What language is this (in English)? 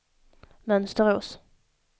Swedish